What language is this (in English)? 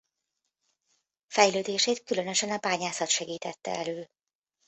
Hungarian